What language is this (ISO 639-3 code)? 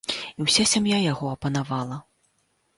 bel